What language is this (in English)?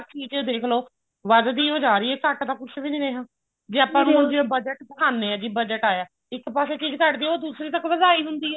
Punjabi